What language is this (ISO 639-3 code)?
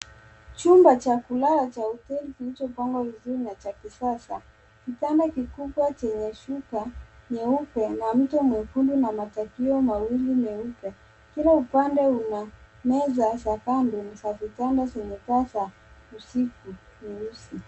swa